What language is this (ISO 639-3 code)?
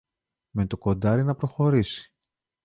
ell